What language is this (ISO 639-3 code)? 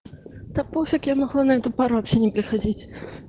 rus